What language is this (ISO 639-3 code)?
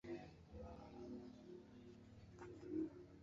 bfd